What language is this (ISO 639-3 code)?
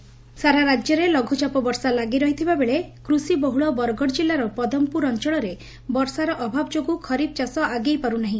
ori